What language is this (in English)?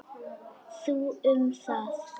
Icelandic